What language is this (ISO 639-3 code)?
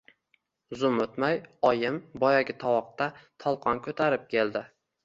uzb